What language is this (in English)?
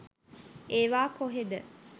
Sinhala